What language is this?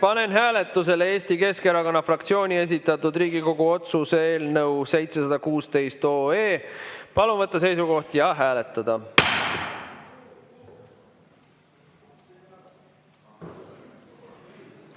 Estonian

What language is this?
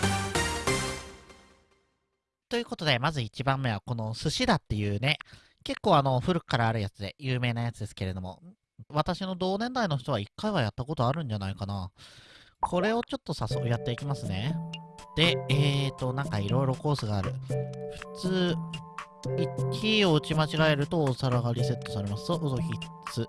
Japanese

